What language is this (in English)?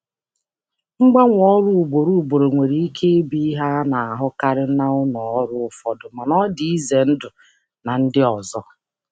Igbo